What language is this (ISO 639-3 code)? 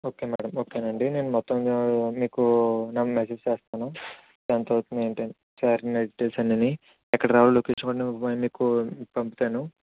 tel